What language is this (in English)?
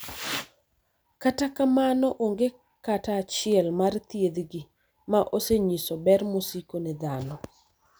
Luo (Kenya and Tanzania)